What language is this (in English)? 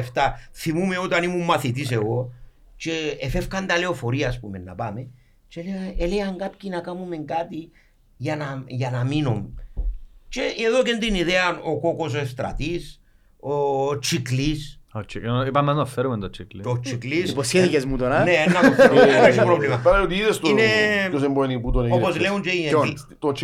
Greek